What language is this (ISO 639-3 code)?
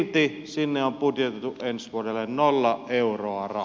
fin